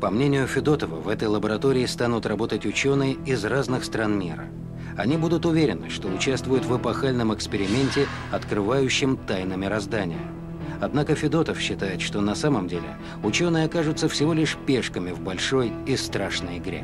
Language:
Russian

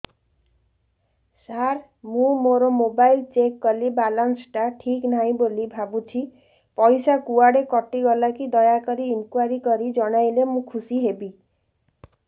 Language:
Odia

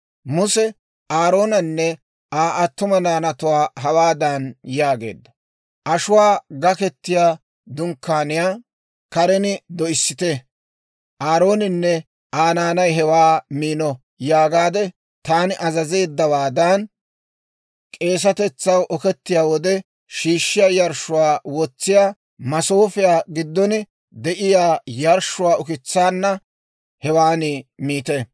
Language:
Dawro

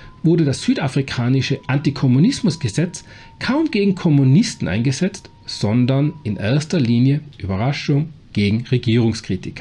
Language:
German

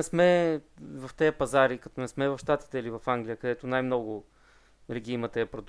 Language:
Bulgarian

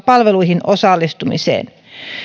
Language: Finnish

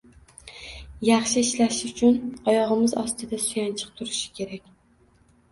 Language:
Uzbek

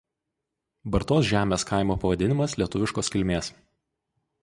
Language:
Lithuanian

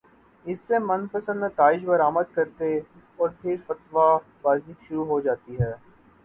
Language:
Urdu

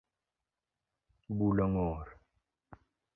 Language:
Luo (Kenya and Tanzania)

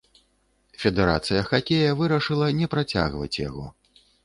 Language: Belarusian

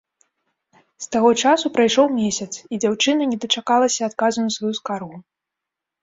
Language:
Belarusian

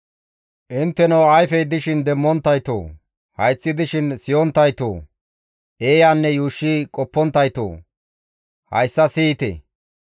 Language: Gamo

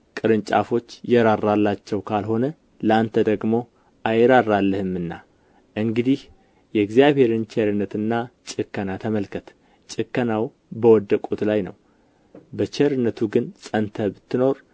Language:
Amharic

